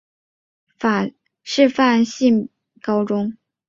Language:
Chinese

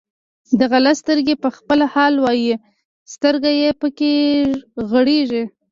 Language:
Pashto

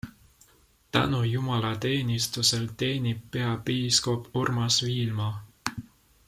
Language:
Estonian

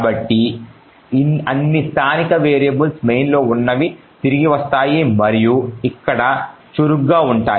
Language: Telugu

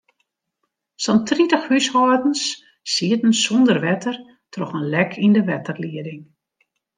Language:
Western Frisian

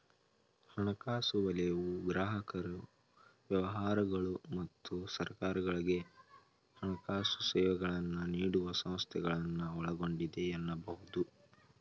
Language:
Kannada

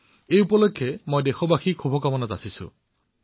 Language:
Assamese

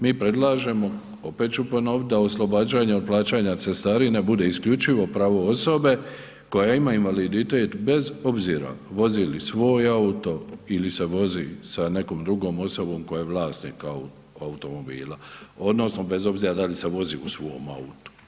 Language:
Croatian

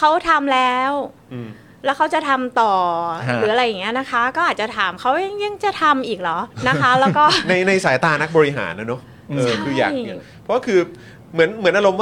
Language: Thai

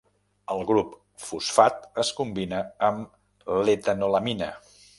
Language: Catalan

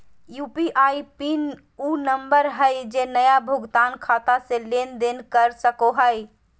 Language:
Magahi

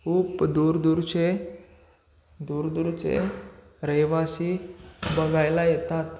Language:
Marathi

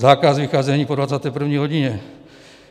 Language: Czech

